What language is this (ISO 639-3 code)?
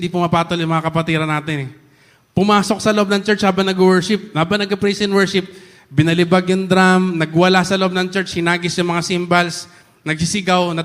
fil